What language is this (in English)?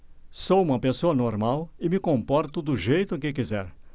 Portuguese